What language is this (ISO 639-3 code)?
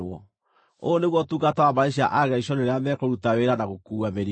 kik